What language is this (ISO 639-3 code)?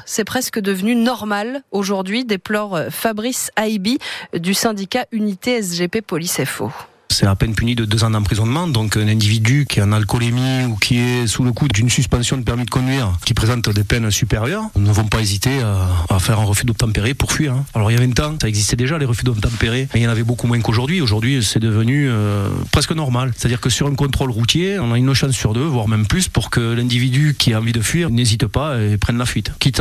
fra